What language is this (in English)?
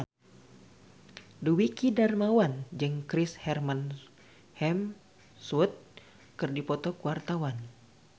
Sundanese